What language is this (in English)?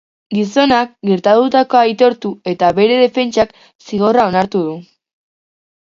Basque